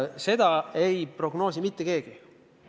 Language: Estonian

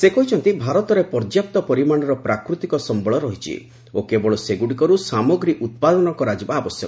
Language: Odia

